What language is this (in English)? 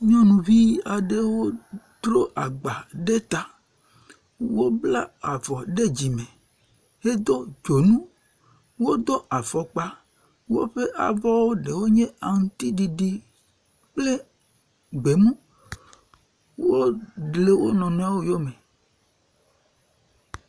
Ewe